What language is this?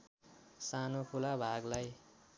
Nepali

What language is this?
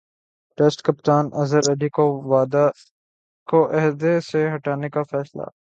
Urdu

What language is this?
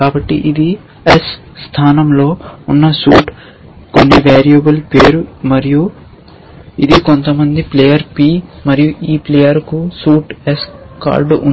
Telugu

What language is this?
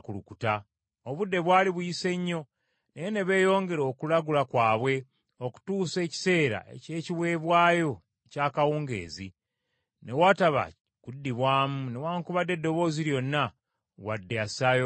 Ganda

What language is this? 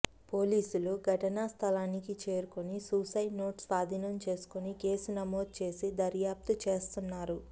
Telugu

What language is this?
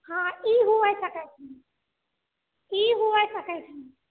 Maithili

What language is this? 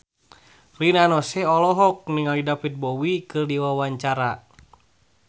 Sundanese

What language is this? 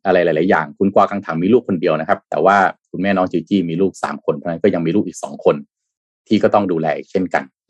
Thai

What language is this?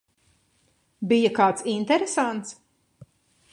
Latvian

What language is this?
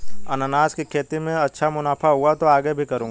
Hindi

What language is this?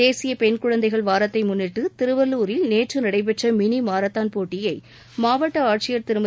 Tamil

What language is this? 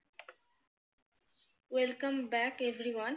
Bangla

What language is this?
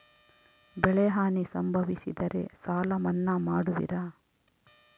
Kannada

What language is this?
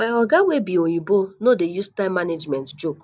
Nigerian Pidgin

